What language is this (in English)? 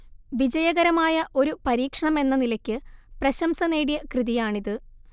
Malayalam